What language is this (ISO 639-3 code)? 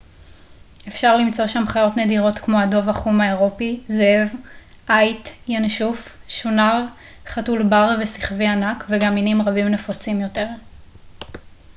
heb